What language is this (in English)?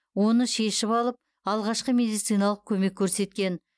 Kazakh